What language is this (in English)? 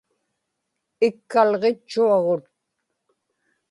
Inupiaq